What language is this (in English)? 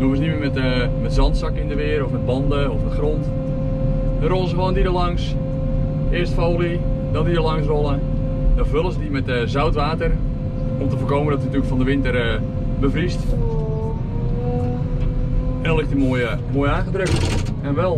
Dutch